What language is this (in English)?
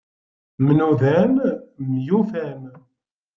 Kabyle